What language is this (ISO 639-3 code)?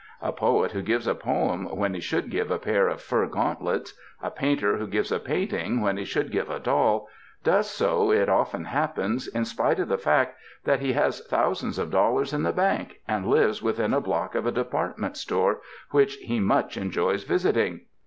eng